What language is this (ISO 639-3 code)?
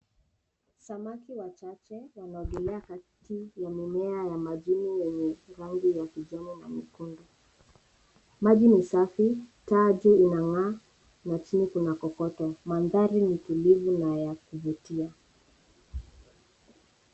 swa